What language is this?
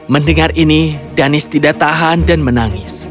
Indonesian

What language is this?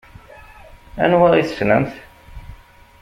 Kabyle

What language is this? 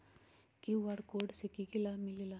Magahi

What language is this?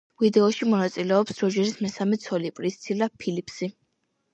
Georgian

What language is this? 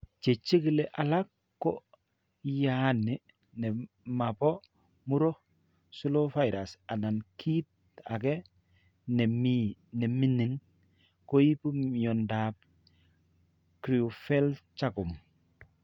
Kalenjin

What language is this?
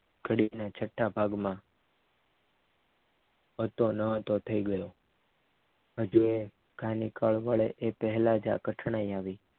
Gujarati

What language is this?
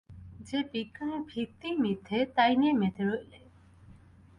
Bangla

